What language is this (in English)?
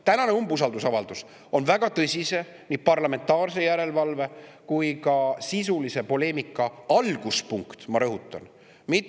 Estonian